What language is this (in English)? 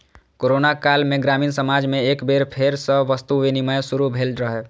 Maithili